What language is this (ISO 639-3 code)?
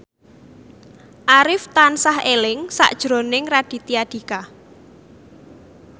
jav